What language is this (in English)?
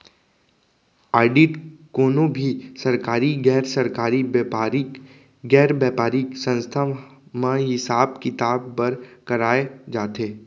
Chhattisgarhi